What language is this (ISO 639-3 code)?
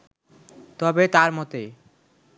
ben